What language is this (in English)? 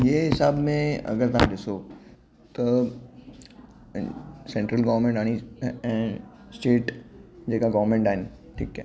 Sindhi